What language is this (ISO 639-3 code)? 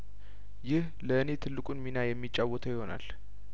amh